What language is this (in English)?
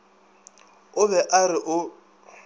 Northern Sotho